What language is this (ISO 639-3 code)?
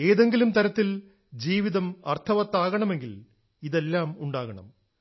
mal